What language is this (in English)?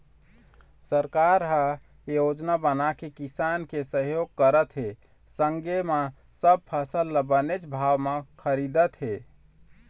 Chhattisgarhi